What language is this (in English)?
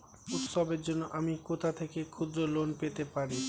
Bangla